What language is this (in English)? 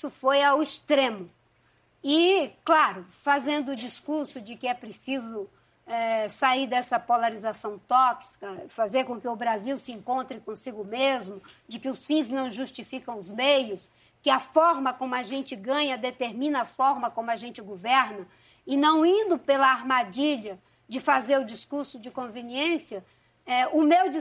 Portuguese